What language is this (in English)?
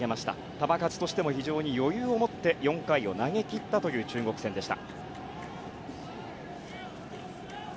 Japanese